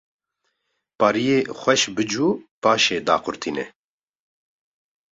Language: Kurdish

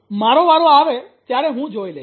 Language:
Gujarati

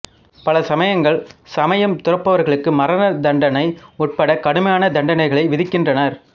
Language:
Tamil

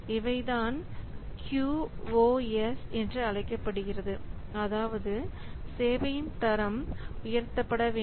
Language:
Tamil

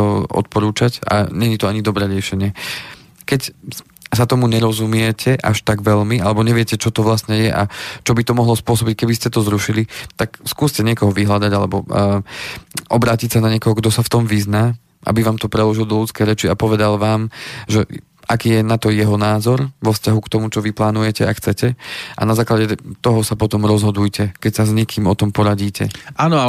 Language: Slovak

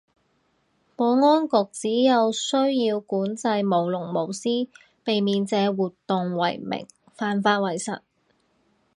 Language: Cantonese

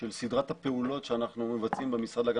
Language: Hebrew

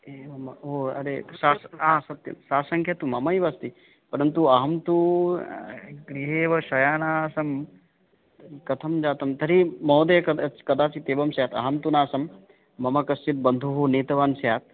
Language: Sanskrit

